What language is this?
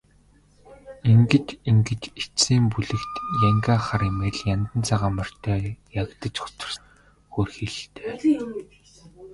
Mongolian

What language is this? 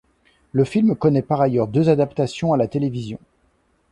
French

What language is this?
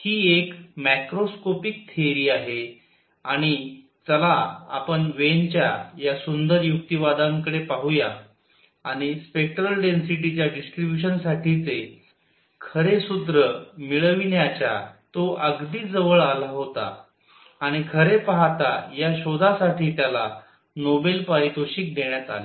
Marathi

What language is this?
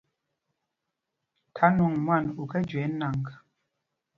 Mpumpong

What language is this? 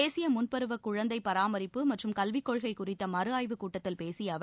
Tamil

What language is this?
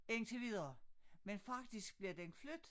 Danish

